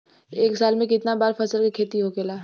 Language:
Bhojpuri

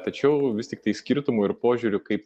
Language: Lithuanian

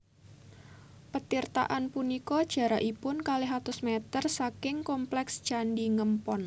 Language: Javanese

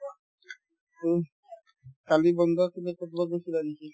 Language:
Assamese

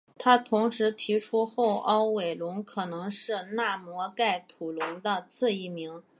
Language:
Chinese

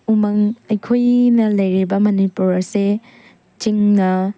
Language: Manipuri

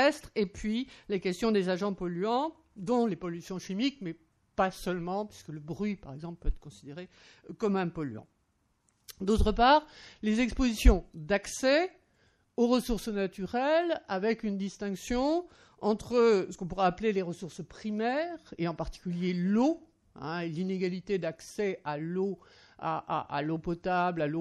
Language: French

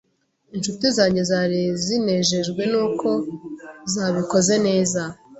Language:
Kinyarwanda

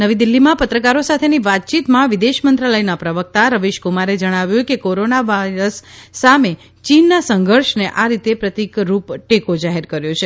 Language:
Gujarati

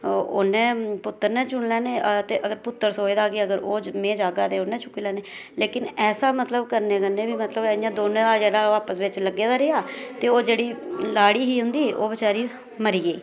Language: Dogri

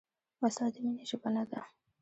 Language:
Pashto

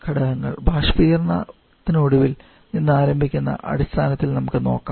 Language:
Malayalam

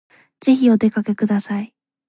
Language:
Japanese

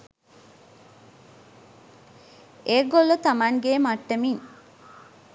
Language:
Sinhala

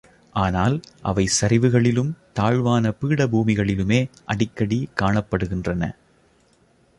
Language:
Tamil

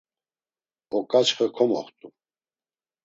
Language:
Laz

